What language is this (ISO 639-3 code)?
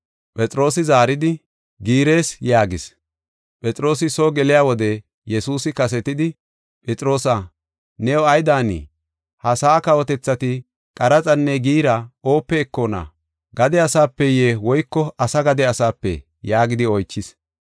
gof